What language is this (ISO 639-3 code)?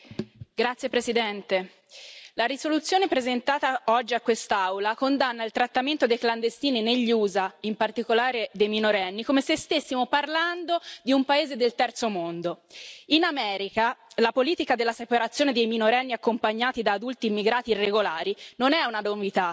ita